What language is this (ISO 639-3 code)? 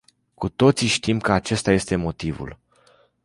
ron